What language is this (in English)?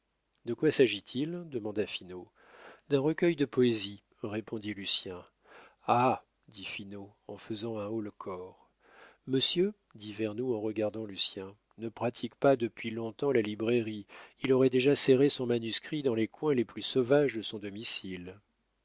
French